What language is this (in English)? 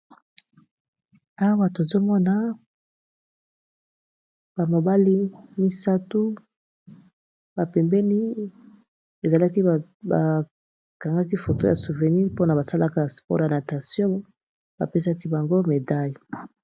Lingala